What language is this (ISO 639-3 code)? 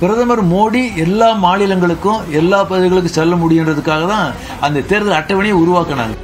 tam